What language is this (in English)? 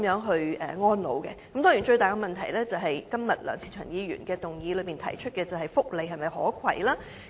Cantonese